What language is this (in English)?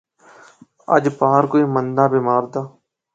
Pahari-Potwari